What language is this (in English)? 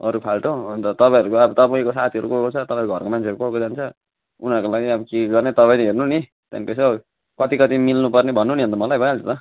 Nepali